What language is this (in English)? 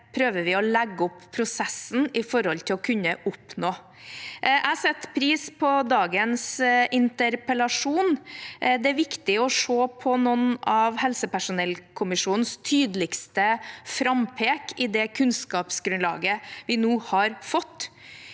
Norwegian